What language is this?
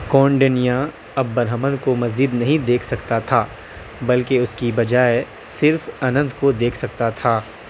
Urdu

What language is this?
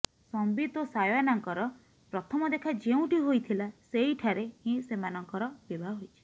Odia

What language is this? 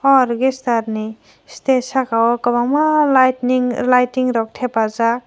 Kok Borok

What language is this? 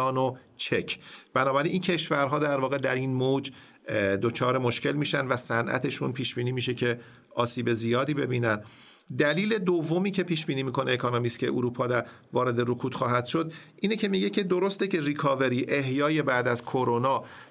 Persian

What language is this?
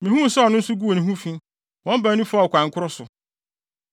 Akan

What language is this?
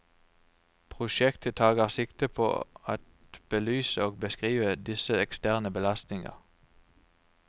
Norwegian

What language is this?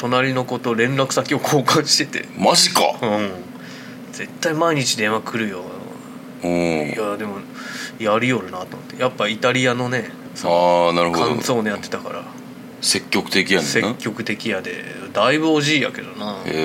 Japanese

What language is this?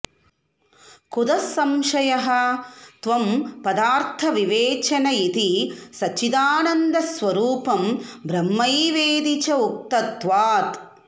Sanskrit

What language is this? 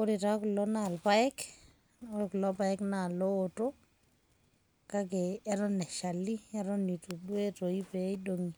Masai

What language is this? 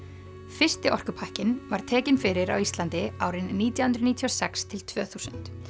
Icelandic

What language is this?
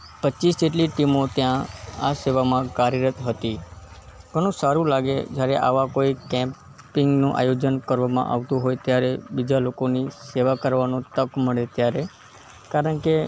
Gujarati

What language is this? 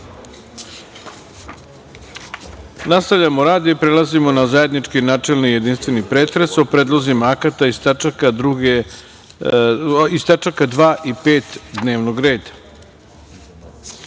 Serbian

